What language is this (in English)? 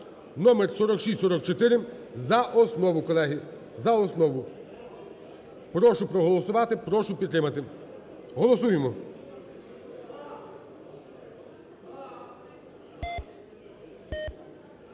Ukrainian